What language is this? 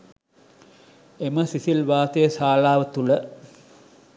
Sinhala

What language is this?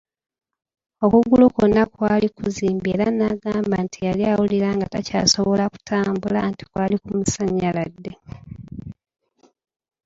Ganda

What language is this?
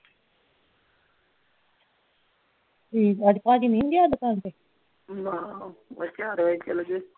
Punjabi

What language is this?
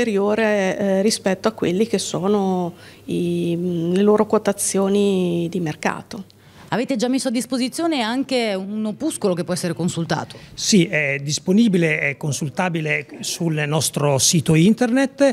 Italian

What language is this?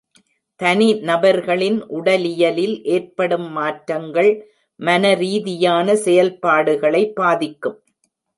Tamil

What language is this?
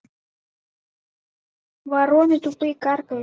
Russian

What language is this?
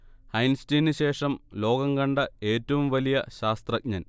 Malayalam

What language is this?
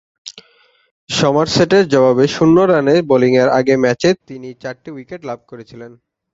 Bangla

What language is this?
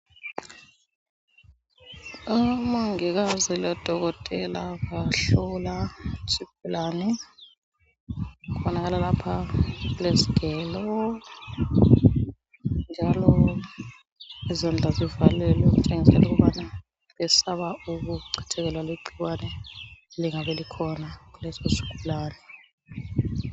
North Ndebele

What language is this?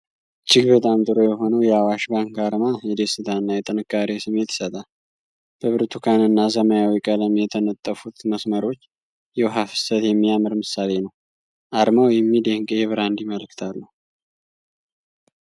Amharic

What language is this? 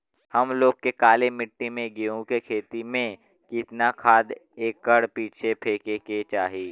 Bhojpuri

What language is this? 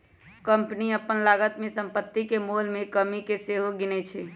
Magahi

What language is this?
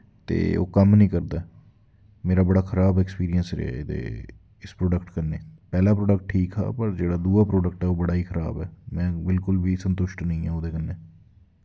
Dogri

